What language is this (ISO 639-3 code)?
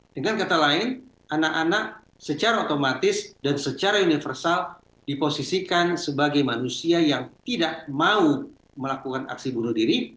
ind